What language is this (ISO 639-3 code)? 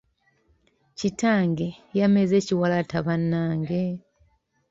lug